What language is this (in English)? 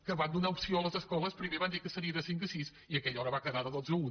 Catalan